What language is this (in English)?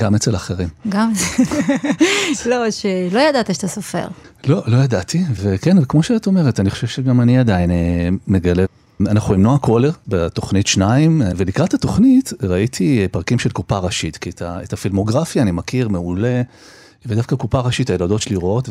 Hebrew